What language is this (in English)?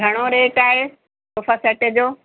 Sindhi